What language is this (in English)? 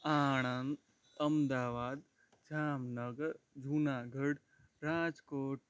Gujarati